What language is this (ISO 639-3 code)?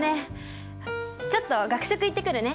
jpn